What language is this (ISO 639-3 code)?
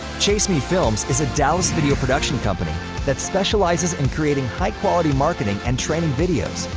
eng